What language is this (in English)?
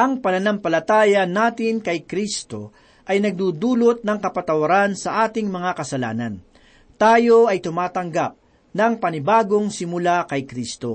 Filipino